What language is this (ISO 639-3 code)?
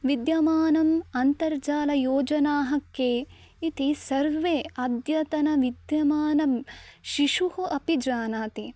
san